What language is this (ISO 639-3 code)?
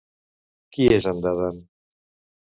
cat